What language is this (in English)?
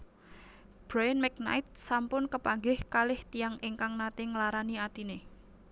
Javanese